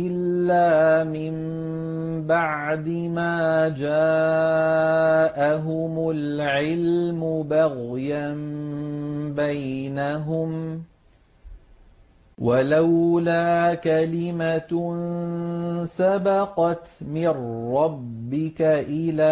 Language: Arabic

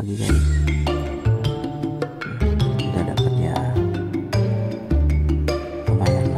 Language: Indonesian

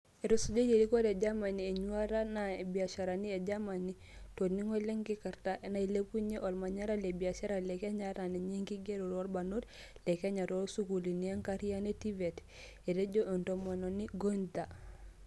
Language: Masai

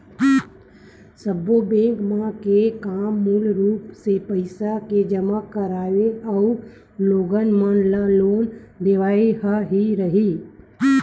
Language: Chhattisgarhi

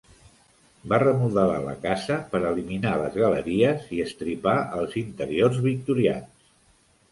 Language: Catalan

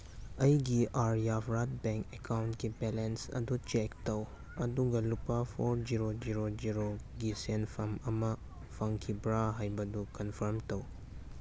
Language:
Manipuri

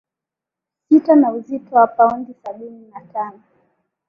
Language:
Swahili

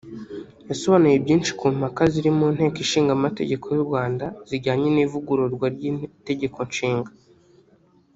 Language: Kinyarwanda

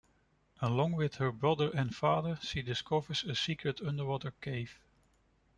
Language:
English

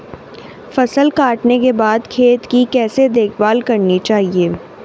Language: Hindi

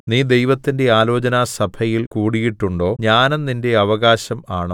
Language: Malayalam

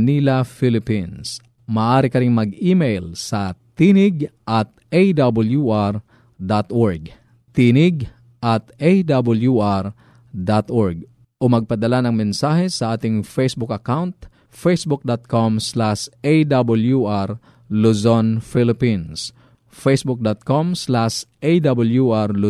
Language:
Filipino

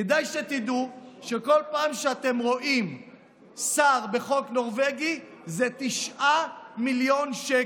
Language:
Hebrew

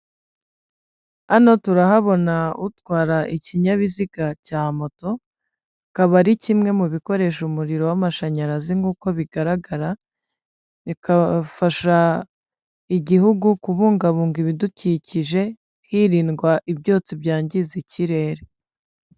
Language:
Kinyarwanda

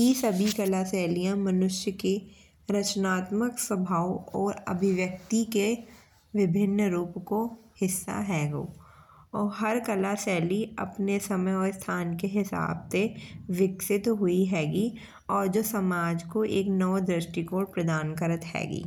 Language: Bundeli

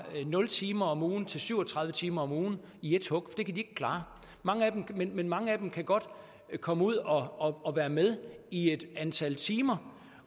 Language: Danish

